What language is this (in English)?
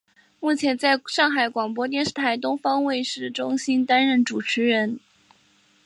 Chinese